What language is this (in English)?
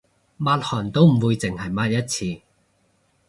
Cantonese